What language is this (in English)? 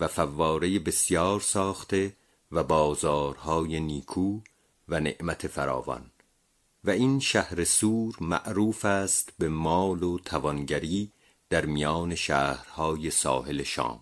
Persian